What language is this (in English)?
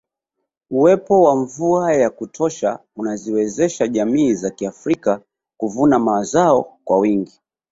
Swahili